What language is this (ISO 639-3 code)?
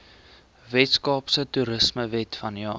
afr